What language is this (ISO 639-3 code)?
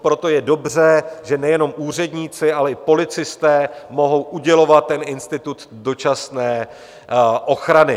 ces